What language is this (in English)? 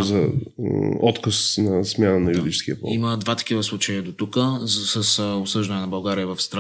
Bulgarian